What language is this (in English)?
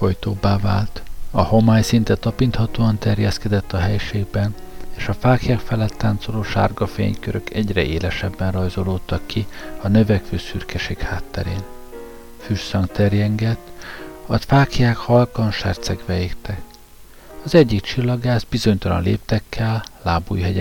Hungarian